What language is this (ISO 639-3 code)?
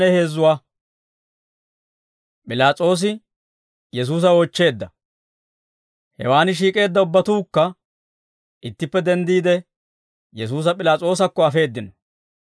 dwr